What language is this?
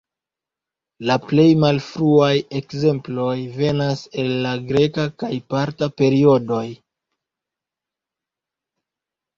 Esperanto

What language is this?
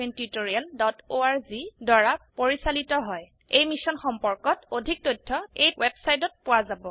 Assamese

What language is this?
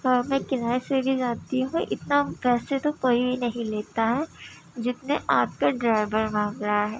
Urdu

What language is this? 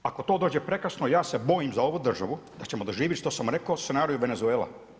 Croatian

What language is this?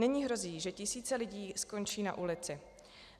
Czech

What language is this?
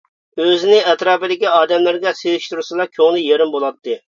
Uyghur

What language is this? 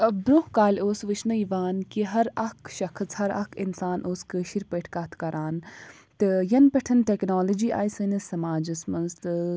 Kashmiri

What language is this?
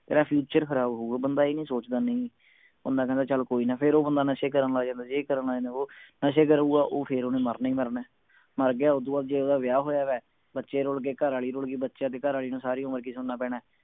Punjabi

